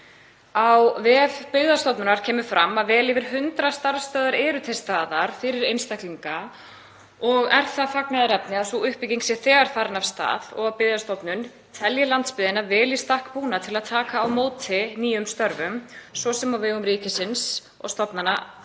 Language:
Icelandic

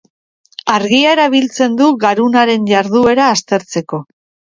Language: Basque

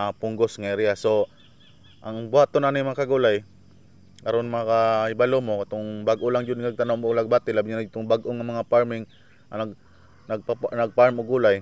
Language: Filipino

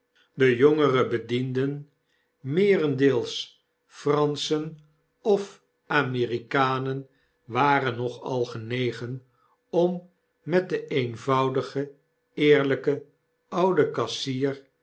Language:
Dutch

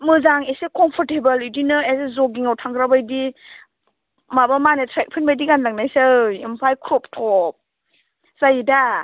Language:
Bodo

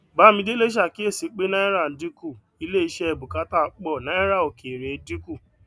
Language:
Yoruba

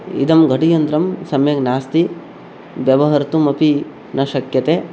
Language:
Sanskrit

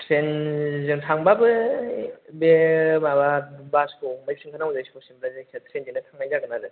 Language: Bodo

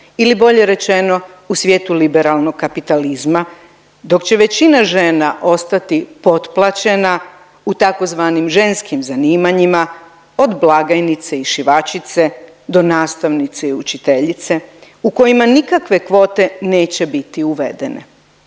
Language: Croatian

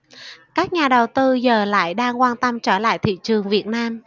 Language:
Vietnamese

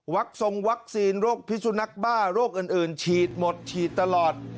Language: Thai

